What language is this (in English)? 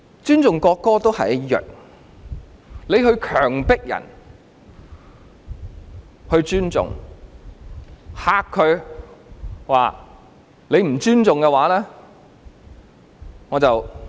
Cantonese